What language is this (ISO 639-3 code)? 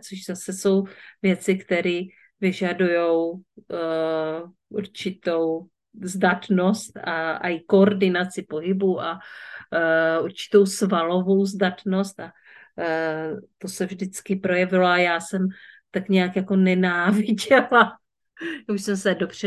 ces